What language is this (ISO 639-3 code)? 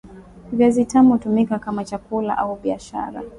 swa